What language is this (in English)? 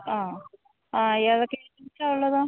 Malayalam